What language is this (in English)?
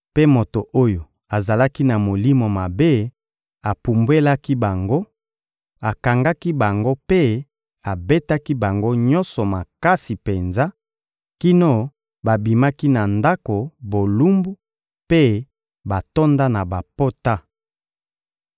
Lingala